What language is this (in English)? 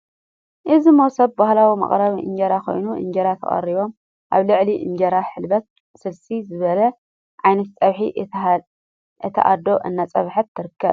Tigrinya